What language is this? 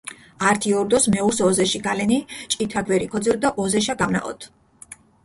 Mingrelian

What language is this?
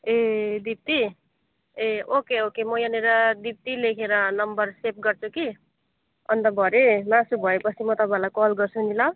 Nepali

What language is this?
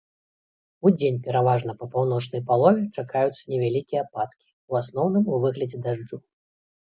Belarusian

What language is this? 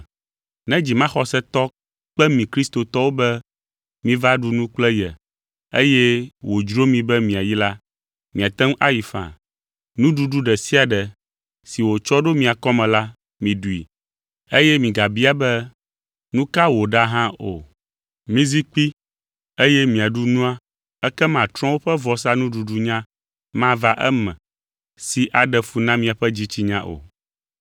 Ewe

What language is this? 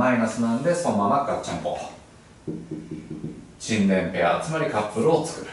Japanese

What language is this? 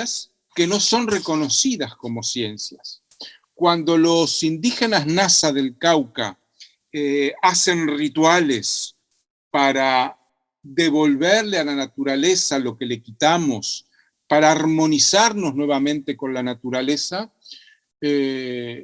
Spanish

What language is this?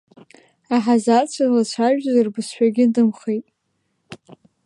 Abkhazian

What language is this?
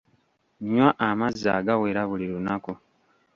Ganda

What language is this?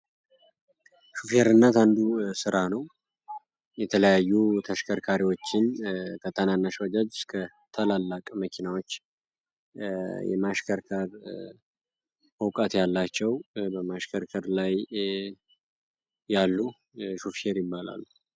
Amharic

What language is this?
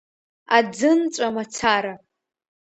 Abkhazian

